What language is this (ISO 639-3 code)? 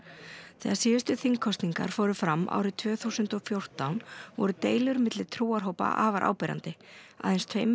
isl